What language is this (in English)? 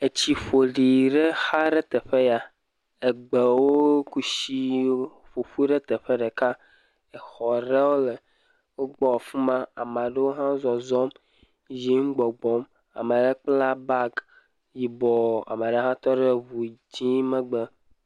Ewe